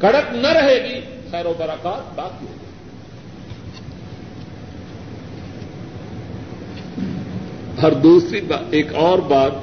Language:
Urdu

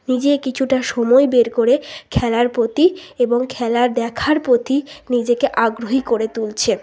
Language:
Bangla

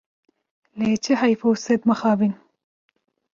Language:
Kurdish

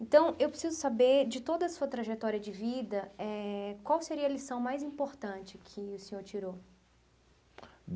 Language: Portuguese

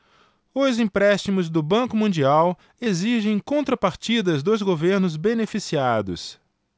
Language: Portuguese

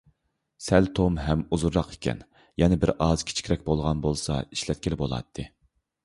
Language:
Uyghur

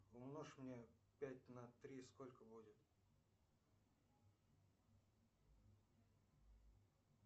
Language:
Russian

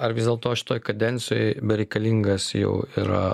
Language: Lithuanian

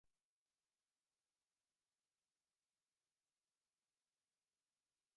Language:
Spanish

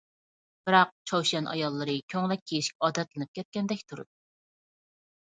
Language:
Uyghur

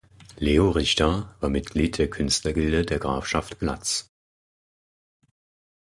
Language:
German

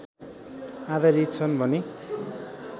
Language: Nepali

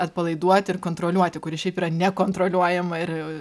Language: Lithuanian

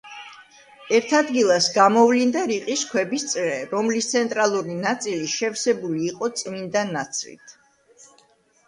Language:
Georgian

